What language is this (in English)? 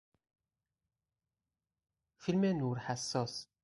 Persian